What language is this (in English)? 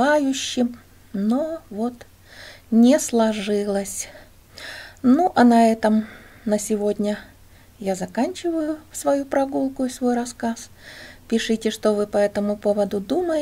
Russian